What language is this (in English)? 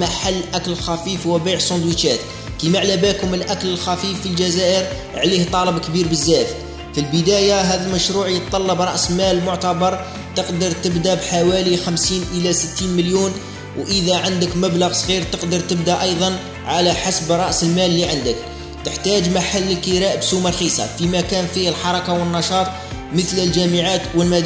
Arabic